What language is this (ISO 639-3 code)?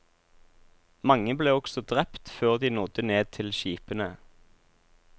nor